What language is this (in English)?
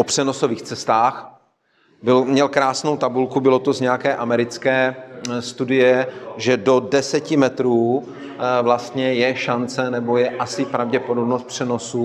Czech